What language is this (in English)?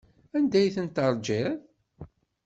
Kabyle